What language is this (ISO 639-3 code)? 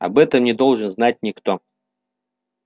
rus